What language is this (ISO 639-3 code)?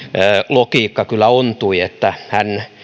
fin